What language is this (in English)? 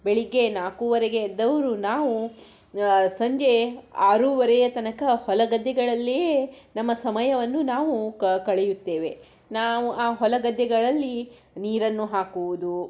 Kannada